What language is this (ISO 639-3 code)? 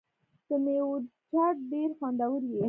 pus